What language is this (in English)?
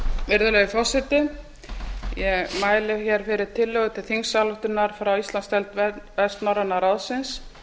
Icelandic